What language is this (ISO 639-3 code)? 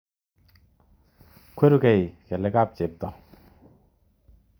kln